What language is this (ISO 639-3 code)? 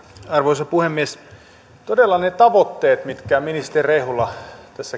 fin